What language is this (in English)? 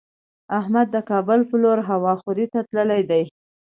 Pashto